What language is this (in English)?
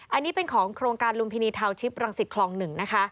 Thai